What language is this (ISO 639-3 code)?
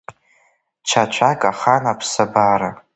abk